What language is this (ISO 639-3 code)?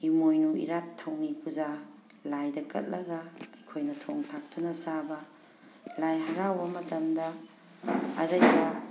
mni